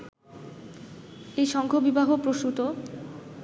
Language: Bangla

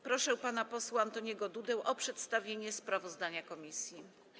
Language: Polish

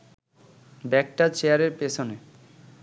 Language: Bangla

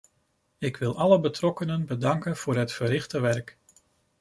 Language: Dutch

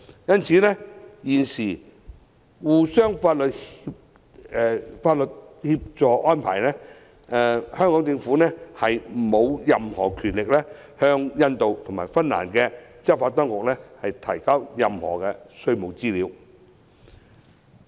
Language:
Cantonese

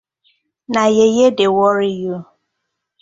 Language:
Nigerian Pidgin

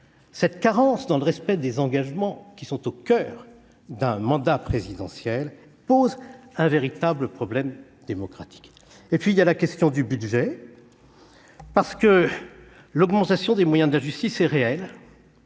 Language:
French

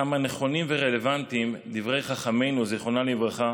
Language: Hebrew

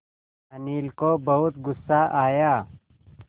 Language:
Hindi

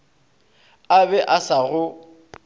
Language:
Northern Sotho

